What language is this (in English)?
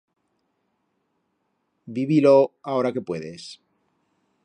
Aragonese